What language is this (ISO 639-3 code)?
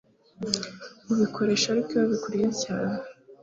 kin